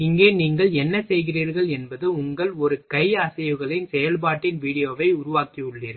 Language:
Tamil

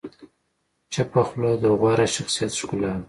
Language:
Pashto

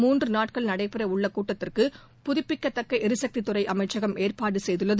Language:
Tamil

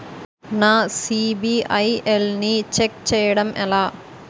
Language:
Telugu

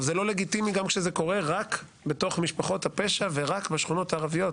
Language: Hebrew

